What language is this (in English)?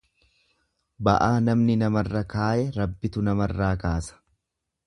Oromo